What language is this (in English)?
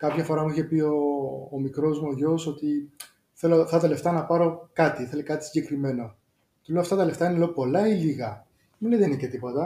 Greek